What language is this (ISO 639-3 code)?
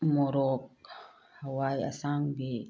mni